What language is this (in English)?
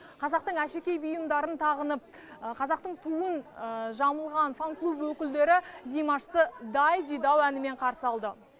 Kazakh